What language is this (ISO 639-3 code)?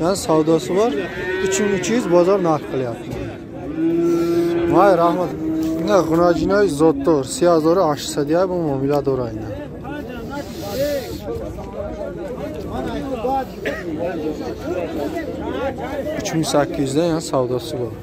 tur